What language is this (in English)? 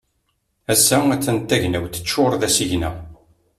Kabyle